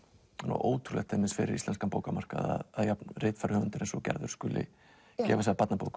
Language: Icelandic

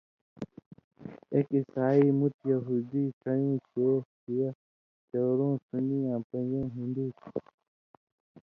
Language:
Indus Kohistani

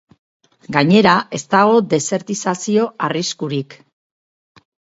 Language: Basque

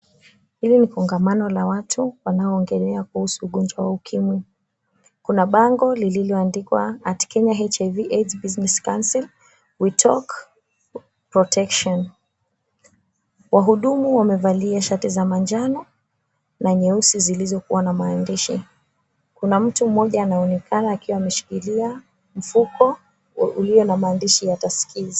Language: Swahili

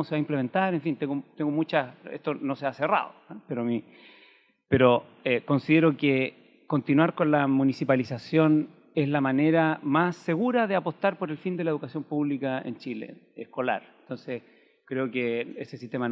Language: Spanish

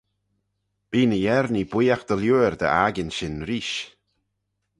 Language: Manx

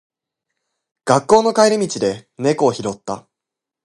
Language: Japanese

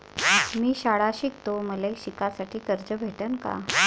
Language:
Marathi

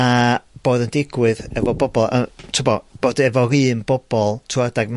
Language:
Welsh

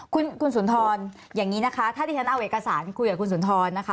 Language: Thai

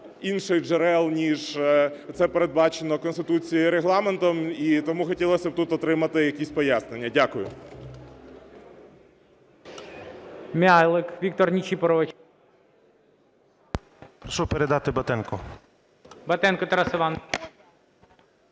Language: Ukrainian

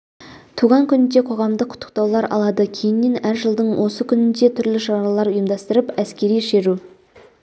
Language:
Kazakh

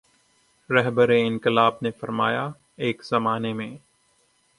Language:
Urdu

